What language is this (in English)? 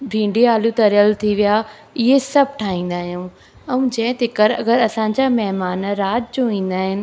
Sindhi